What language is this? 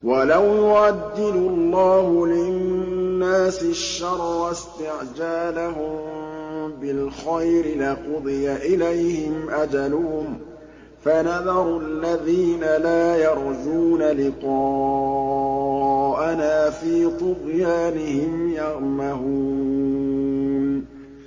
Arabic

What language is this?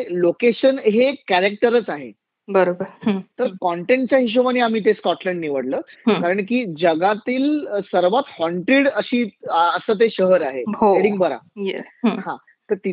Marathi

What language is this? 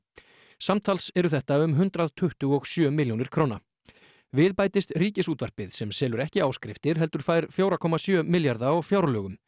Icelandic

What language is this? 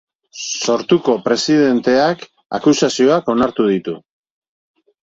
Basque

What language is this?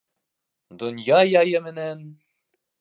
Bashkir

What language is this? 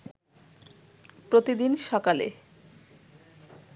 Bangla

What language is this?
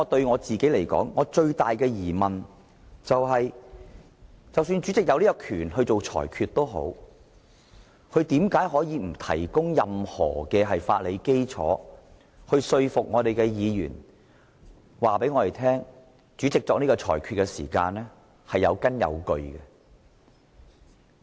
Cantonese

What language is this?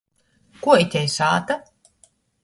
Latgalian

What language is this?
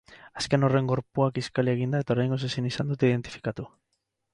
Basque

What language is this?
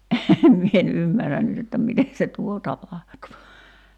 Finnish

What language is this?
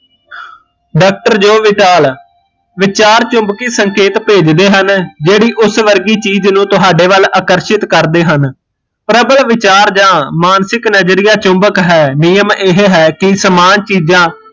Punjabi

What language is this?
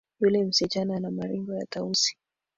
Swahili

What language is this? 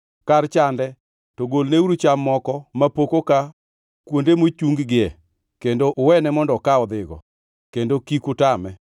Luo (Kenya and Tanzania)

